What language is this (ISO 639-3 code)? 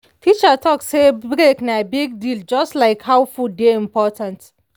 pcm